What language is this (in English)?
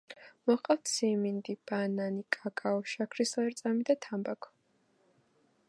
Georgian